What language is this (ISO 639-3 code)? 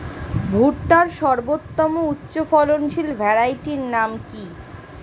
ben